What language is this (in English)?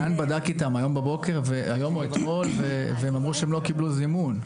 Hebrew